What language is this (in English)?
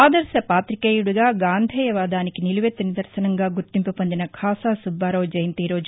Telugu